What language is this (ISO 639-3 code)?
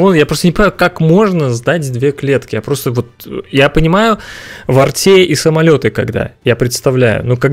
rus